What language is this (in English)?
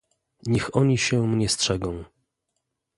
Polish